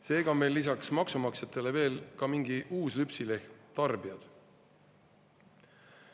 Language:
Estonian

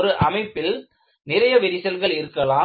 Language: Tamil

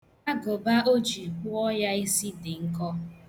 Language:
Igbo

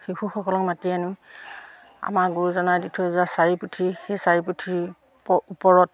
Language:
Assamese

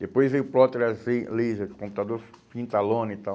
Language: Portuguese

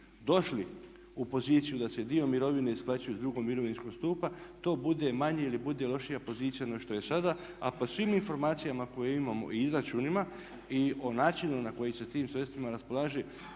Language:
Croatian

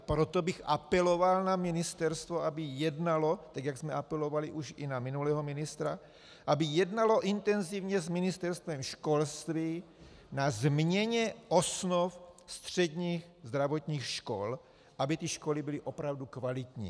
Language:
Czech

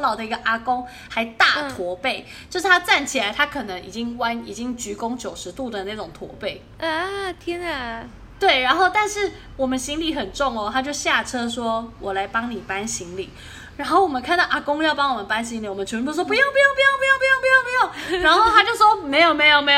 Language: Chinese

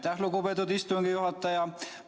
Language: Estonian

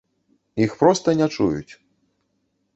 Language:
Belarusian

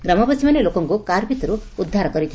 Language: Odia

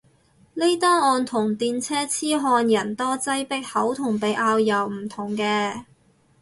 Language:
Cantonese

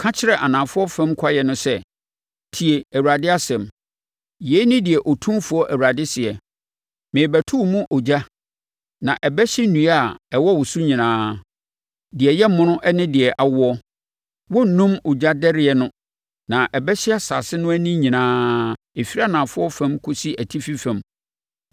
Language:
Akan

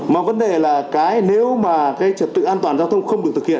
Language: Vietnamese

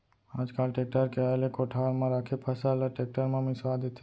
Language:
Chhattisgarhi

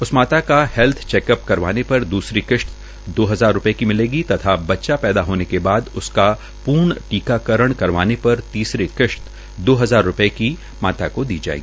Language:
Hindi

